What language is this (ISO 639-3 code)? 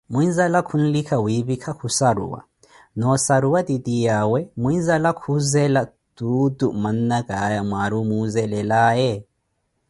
eko